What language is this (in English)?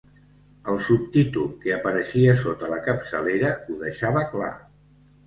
Catalan